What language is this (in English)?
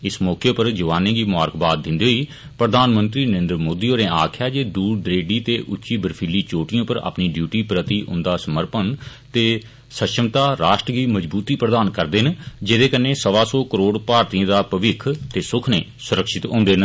Dogri